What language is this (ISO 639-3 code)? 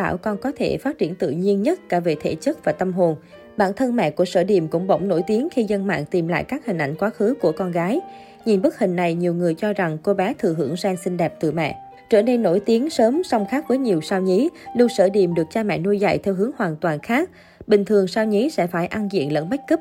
vie